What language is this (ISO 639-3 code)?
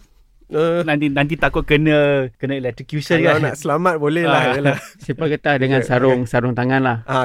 msa